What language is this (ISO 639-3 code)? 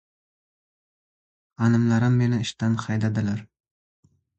uzb